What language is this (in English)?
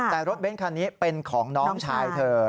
Thai